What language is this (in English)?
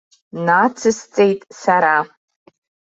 Abkhazian